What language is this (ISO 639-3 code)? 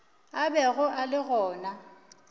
nso